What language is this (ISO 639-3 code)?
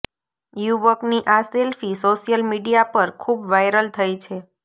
guj